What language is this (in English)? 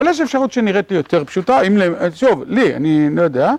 Hebrew